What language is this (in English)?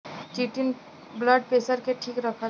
Bhojpuri